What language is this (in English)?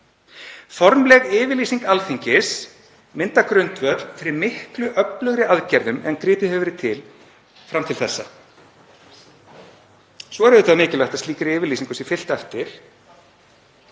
Icelandic